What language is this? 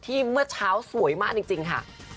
Thai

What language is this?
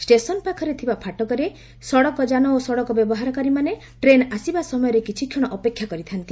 Odia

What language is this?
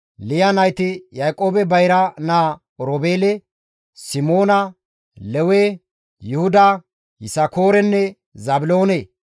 Gamo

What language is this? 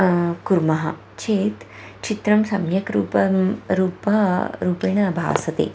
Sanskrit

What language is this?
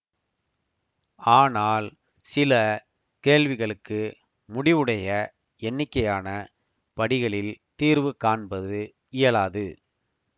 Tamil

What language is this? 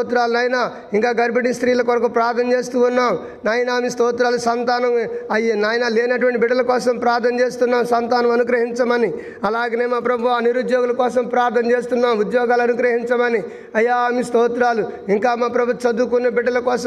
Telugu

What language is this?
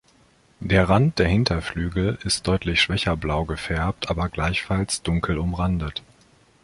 German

